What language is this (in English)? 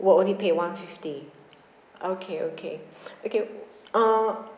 English